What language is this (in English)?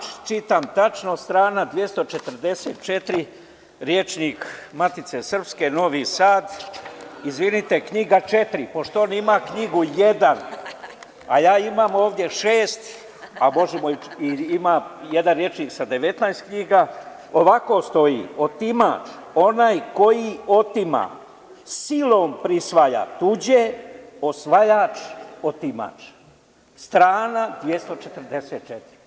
Serbian